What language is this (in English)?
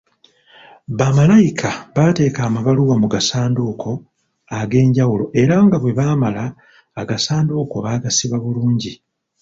Ganda